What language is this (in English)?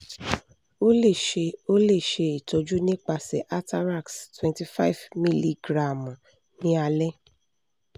Yoruba